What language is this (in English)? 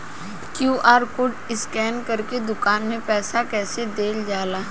Bhojpuri